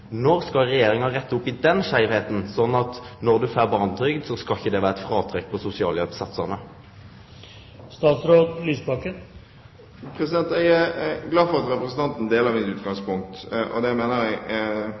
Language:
Norwegian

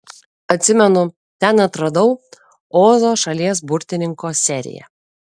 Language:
Lithuanian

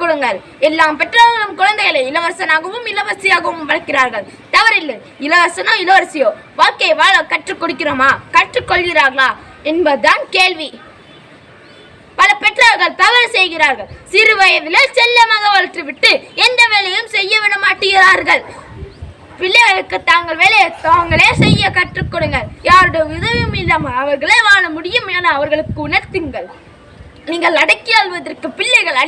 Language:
Tamil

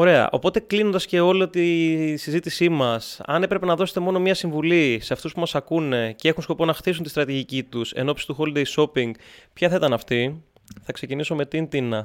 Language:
Greek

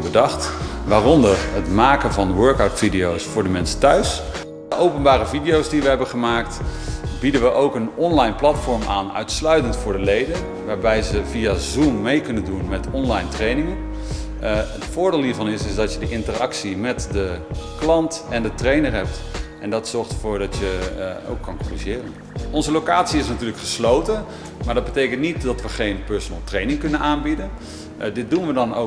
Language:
Dutch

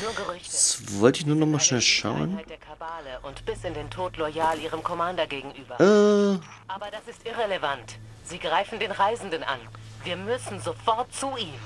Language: German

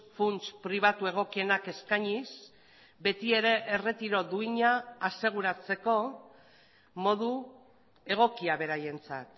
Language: Basque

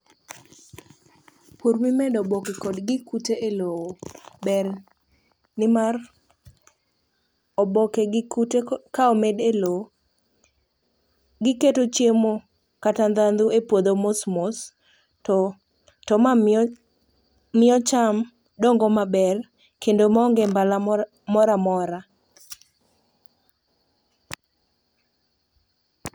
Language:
Luo (Kenya and Tanzania)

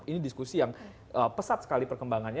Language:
Indonesian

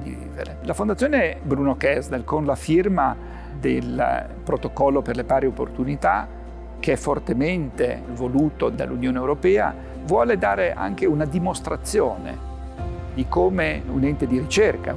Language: Italian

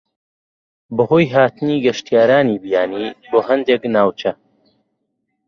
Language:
Central Kurdish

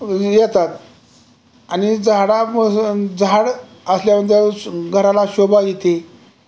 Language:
Marathi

